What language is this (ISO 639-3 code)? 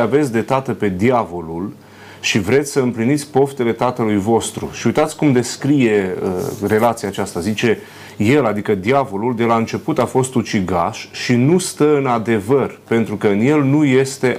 ron